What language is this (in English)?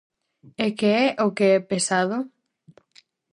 Galician